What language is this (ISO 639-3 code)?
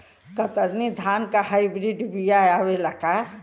bho